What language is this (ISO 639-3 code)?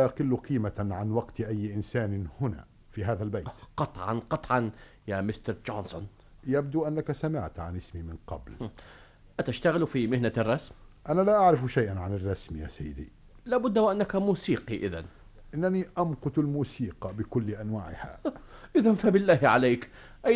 ara